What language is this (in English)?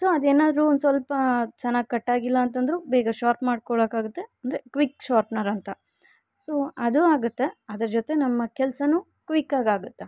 Kannada